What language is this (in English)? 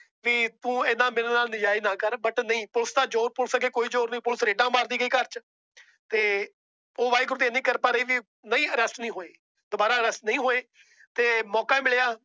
Punjabi